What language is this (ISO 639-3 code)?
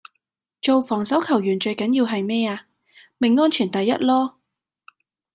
yue